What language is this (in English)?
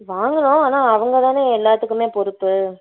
Tamil